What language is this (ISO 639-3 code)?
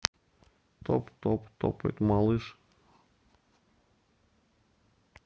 rus